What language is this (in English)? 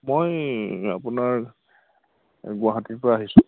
Assamese